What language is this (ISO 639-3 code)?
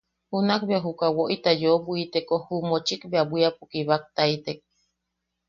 yaq